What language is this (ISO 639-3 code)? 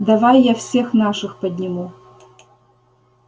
rus